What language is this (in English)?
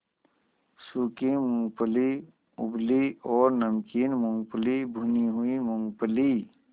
Hindi